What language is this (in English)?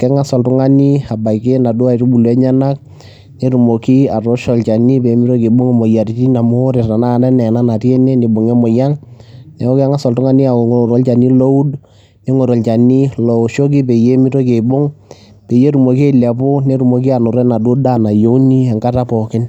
Masai